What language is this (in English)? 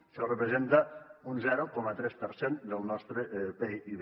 Catalan